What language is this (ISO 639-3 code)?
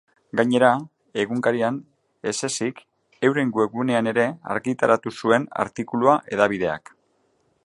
eus